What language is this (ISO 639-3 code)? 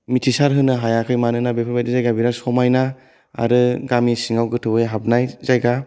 brx